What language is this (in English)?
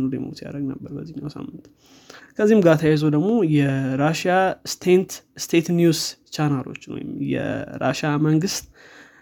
Amharic